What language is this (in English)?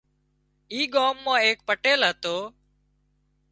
Wadiyara Koli